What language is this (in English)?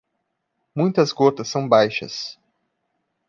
Portuguese